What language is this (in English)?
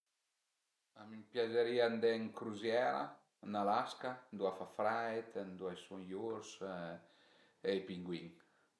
Piedmontese